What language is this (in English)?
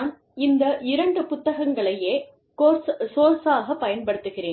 Tamil